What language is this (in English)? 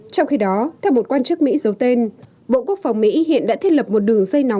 Vietnamese